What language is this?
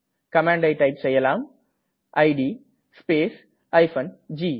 Tamil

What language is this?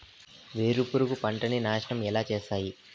Telugu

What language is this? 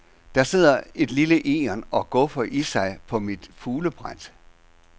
Danish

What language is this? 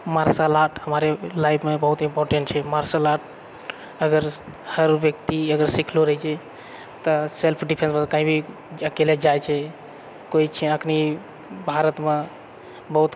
Maithili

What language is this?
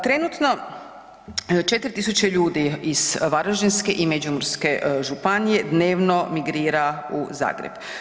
Croatian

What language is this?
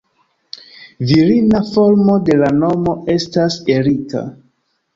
Esperanto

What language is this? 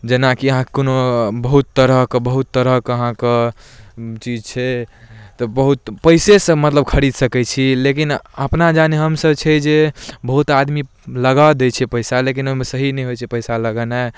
Maithili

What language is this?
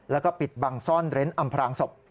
Thai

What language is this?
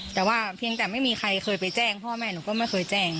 Thai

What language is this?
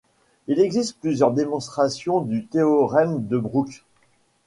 French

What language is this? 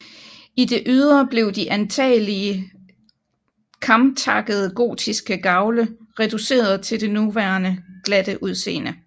Danish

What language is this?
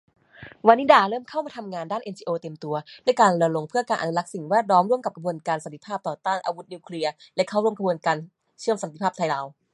Thai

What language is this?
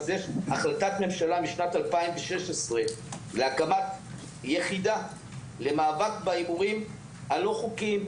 Hebrew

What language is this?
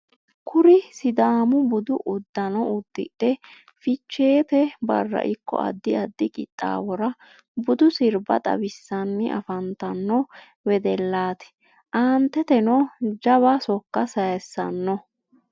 Sidamo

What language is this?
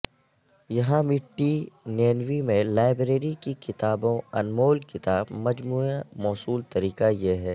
Urdu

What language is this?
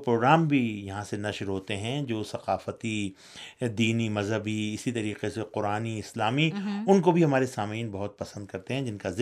Urdu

